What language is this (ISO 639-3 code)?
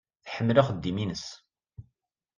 kab